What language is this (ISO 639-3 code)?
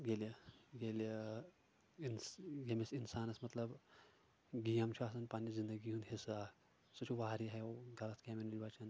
kas